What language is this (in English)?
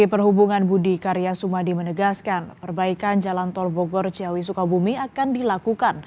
Indonesian